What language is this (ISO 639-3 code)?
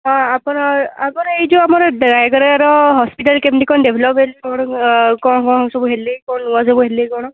ori